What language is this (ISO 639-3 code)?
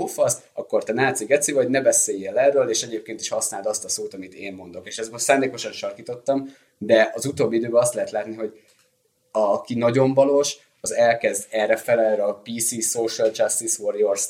hun